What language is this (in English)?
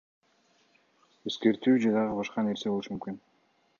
Kyrgyz